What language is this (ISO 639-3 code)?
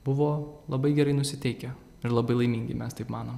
lit